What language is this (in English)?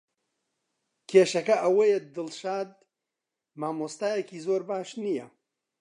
Central Kurdish